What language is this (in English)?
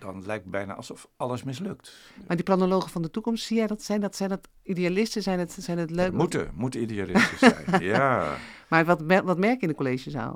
Dutch